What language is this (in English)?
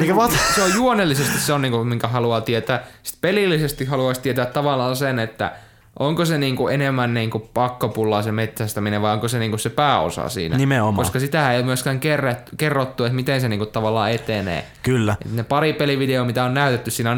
Finnish